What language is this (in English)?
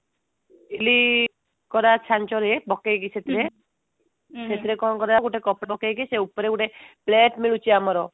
Odia